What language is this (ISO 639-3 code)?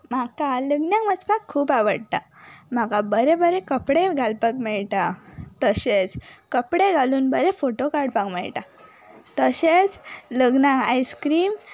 kok